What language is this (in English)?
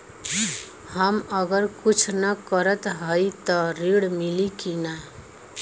Bhojpuri